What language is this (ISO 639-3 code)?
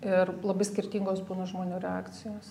lit